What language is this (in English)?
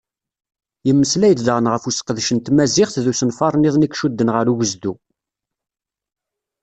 Kabyle